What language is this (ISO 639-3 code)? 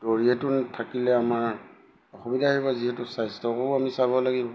asm